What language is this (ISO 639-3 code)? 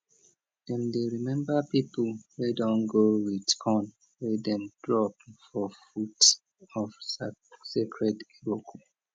pcm